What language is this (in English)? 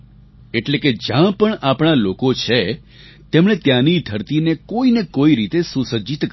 Gujarati